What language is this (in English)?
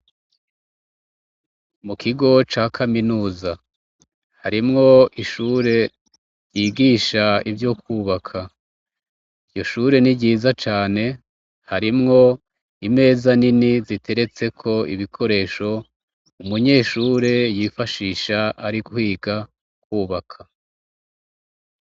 Rundi